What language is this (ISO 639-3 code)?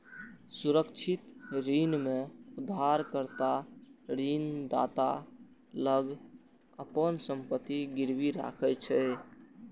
mai